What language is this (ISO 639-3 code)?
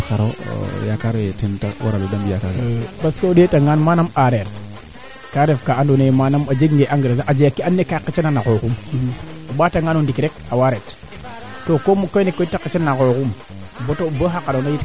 srr